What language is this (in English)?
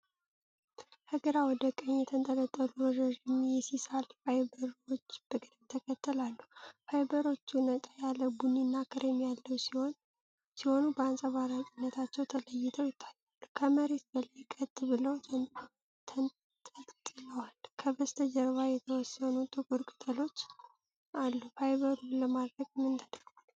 Amharic